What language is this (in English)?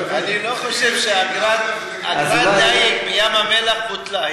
Hebrew